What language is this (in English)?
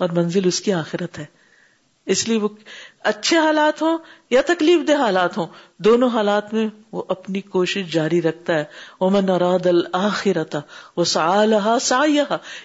Urdu